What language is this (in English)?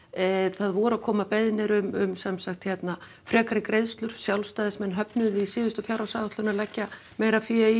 Icelandic